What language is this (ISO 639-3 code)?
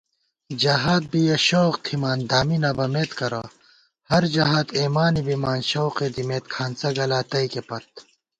gwt